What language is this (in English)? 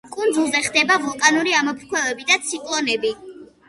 Georgian